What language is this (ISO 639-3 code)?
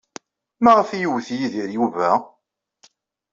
kab